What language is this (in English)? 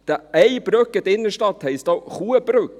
Swiss German